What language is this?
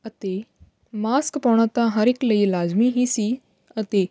Punjabi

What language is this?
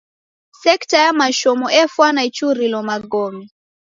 Taita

